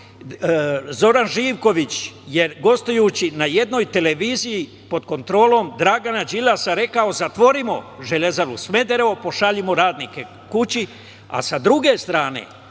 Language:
Serbian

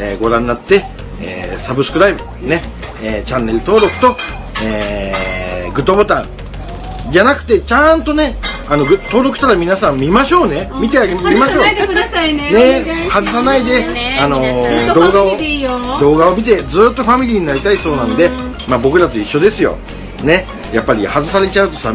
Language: Japanese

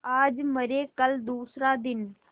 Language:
Hindi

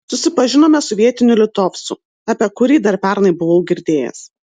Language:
Lithuanian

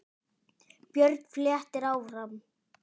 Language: Icelandic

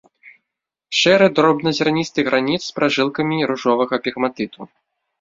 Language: Belarusian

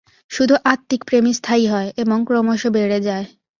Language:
Bangla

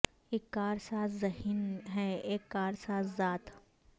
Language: Urdu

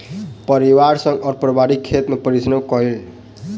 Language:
Maithili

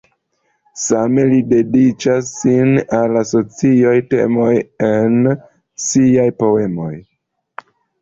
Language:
Esperanto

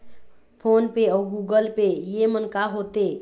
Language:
Chhattisgarhi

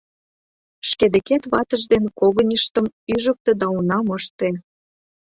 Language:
Mari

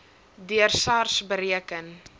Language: Afrikaans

